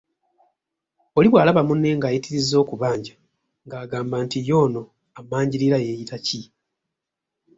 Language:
Ganda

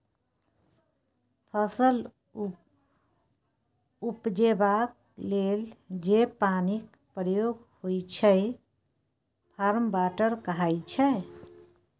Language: Maithili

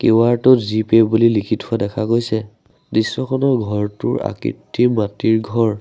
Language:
Assamese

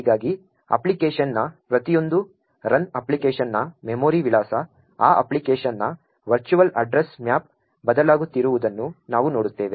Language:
Kannada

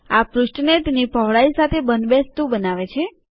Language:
Gujarati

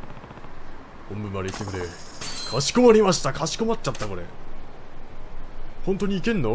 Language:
Japanese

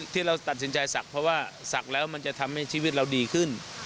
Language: Thai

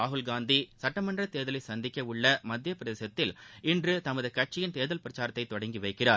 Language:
Tamil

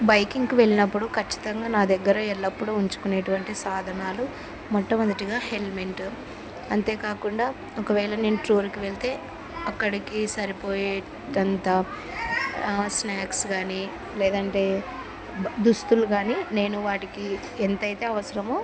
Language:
Telugu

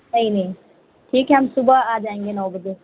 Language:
Urdu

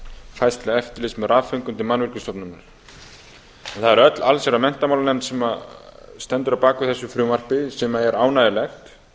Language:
Icelandic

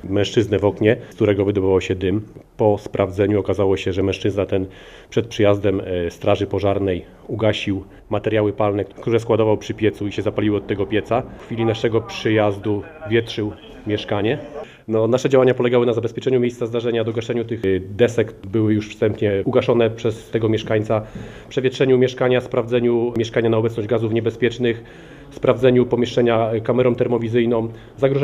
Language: Polish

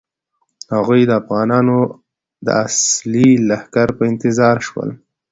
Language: Pashto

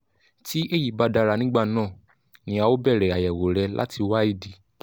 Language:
Yoruba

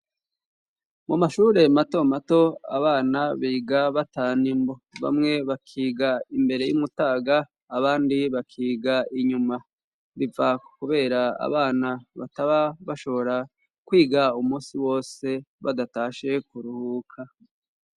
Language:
Rundi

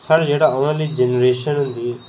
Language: Dogri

